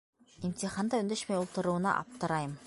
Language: Bashkir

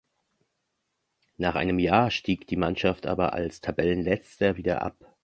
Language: German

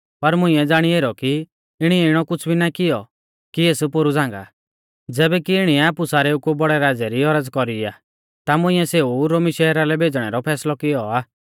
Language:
Mahasu Pahari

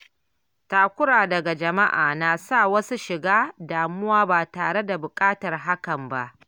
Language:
Hausa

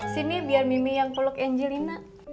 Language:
Indonesian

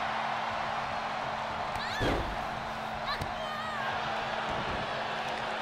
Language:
English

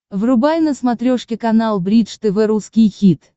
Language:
Russian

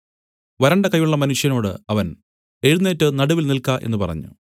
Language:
Malayalam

